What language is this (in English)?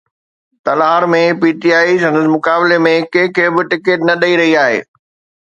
Sindhi